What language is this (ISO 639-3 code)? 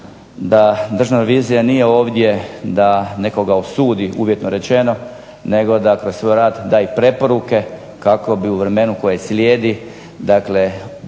hrv